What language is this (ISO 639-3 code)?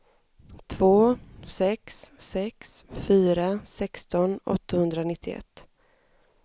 swe